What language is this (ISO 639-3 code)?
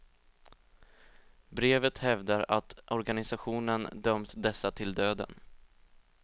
swe